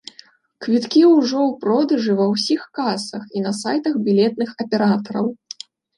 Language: Belarusian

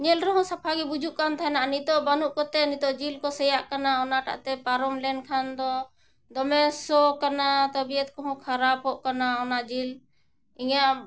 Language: Santali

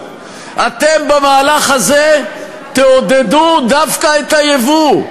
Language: Hebrew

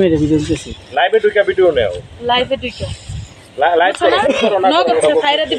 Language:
Arabic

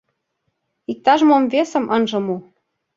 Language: Mari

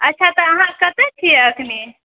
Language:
Maithili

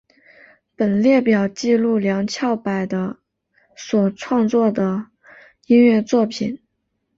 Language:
Chinese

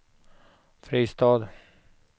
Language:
Swedish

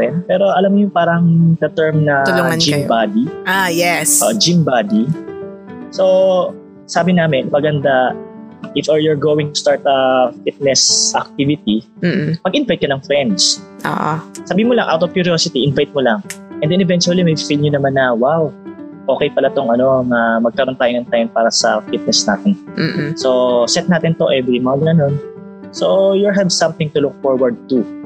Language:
Filipino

